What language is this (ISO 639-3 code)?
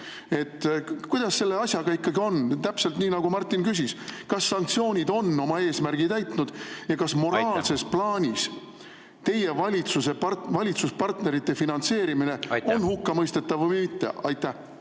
est